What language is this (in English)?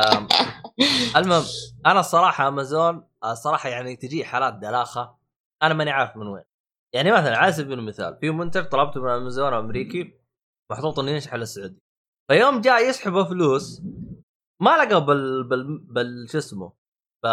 Arabic